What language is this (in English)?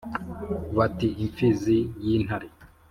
Kinyarwanda